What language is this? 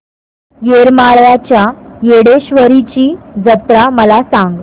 Marathi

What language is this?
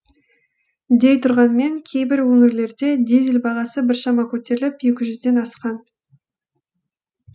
Kazakh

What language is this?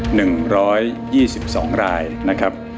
Thai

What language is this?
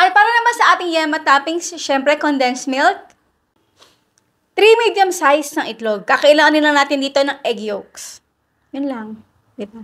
Filipino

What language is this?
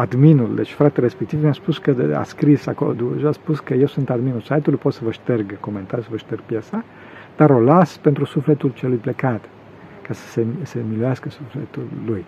Romanian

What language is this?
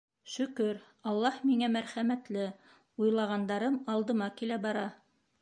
Bashkir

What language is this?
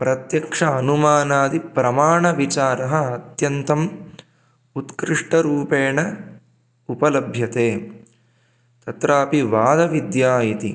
Sanskrit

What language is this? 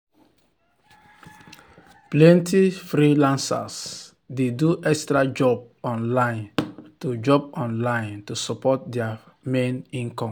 Nigerian Pidgin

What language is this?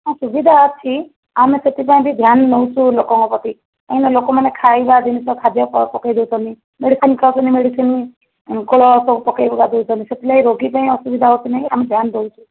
Odia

